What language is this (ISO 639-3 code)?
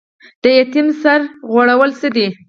pus